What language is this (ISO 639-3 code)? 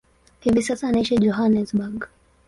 swa